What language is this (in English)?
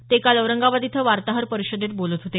Marathi